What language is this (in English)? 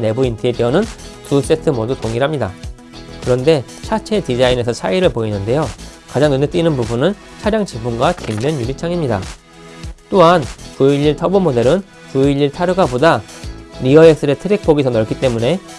Korean